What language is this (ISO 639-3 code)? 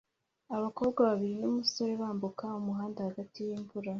kin